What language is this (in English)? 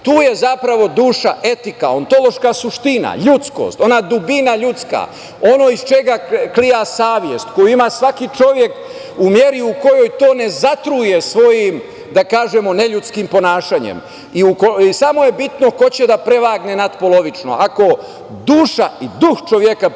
Serbian